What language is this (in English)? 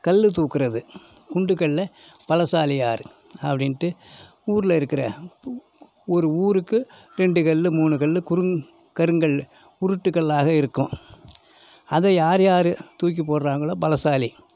Tamil